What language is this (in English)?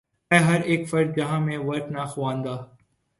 Urdu